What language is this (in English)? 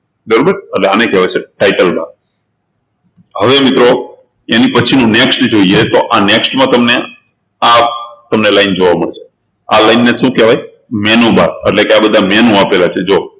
Gujarati